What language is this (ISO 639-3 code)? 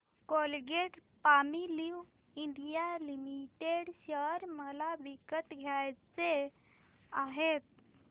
mar